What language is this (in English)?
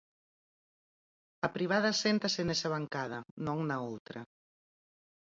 Galician